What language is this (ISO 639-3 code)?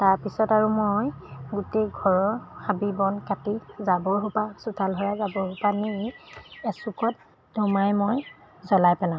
asm